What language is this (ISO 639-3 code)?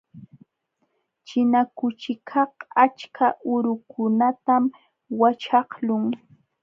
qxw